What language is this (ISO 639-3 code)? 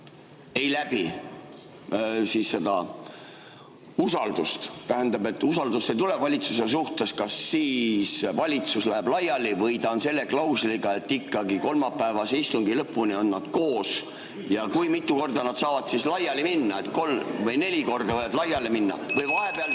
est